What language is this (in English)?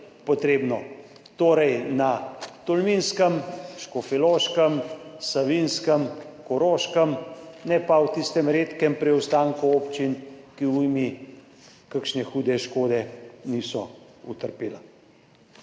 Slovenian